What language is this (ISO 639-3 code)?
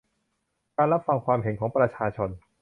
tha